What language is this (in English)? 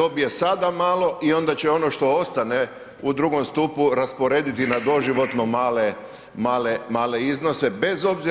Croatian